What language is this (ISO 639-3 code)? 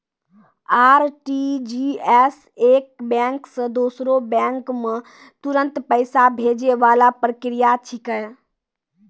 mai